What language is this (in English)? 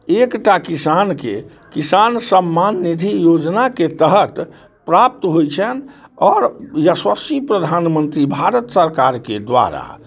Maithili